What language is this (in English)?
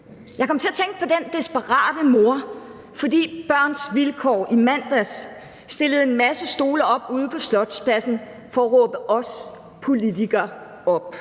Danish